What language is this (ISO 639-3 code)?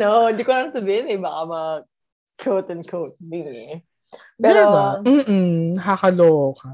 fil